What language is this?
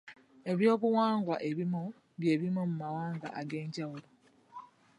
Ganda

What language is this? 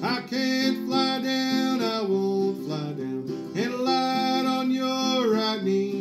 English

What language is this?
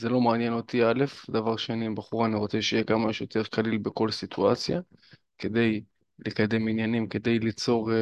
Hebrew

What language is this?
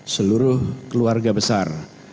Indonesian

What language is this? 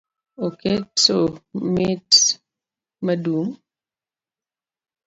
Luo (Kenya and Tanzania)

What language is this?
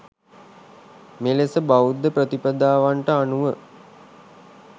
Sinhala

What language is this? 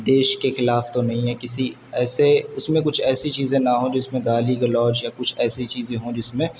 Urdu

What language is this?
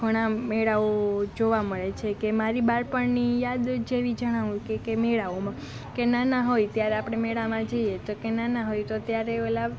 Gujarati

